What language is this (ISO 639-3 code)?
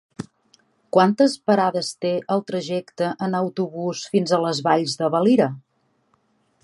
cat